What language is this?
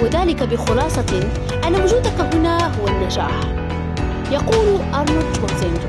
Arabic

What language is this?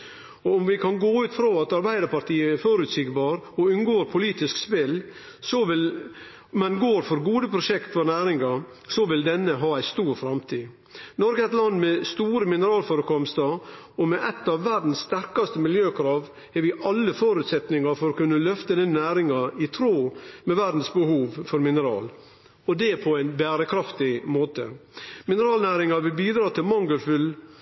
Norwegian Nynorsk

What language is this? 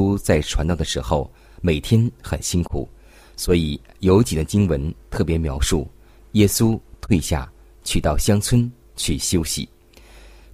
Chinese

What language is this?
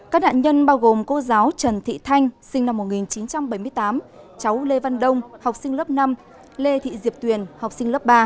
Vietnamese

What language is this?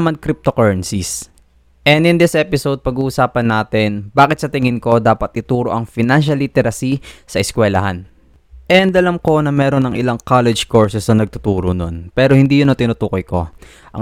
Filipino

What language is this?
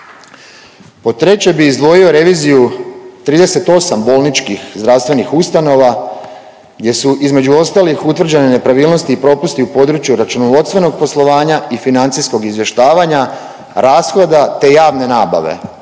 Croatian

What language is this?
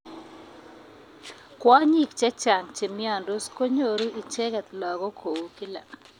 Kalenjin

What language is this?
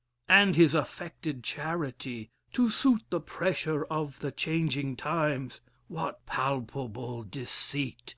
English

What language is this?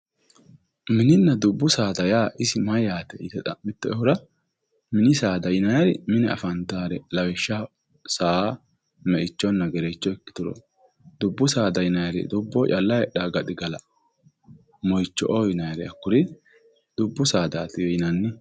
Sidamo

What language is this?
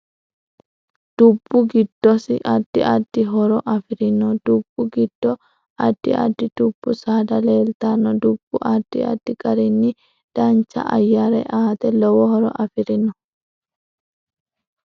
Sidamo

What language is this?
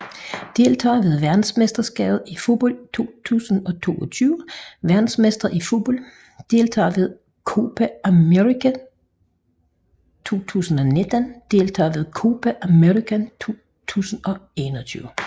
Danish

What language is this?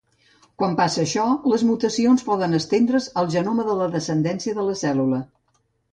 Catalan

